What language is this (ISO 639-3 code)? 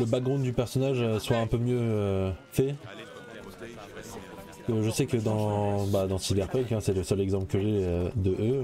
fra